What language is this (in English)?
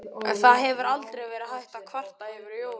Icelandic